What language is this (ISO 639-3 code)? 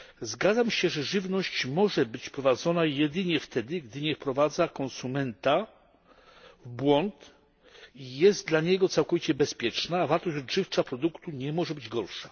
pol